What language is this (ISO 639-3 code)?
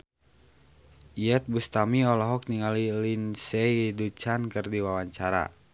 sun